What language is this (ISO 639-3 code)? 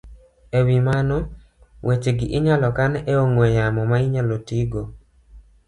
luo